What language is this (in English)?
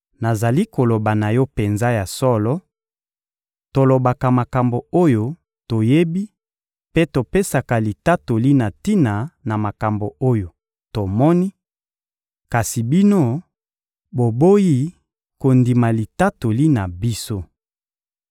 Lingala